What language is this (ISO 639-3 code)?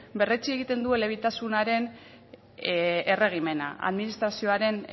eus